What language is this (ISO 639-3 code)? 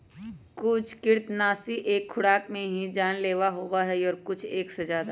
mag